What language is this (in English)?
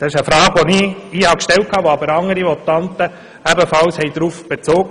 Swiss German